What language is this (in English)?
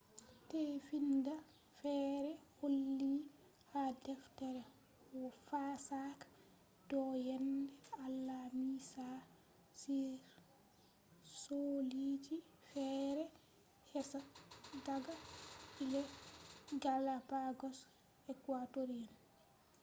Fula